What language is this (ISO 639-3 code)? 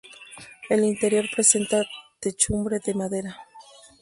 spa